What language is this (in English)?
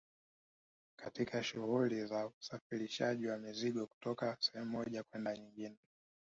Swahili